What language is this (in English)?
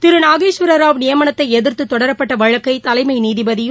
Tamil